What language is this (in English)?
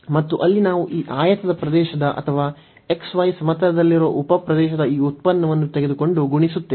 Kannada